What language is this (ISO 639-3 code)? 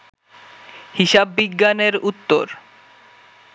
ben